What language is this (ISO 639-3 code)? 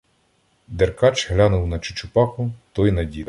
ukr